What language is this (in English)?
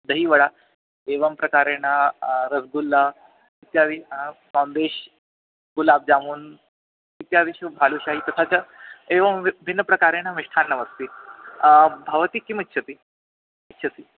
Sanskrit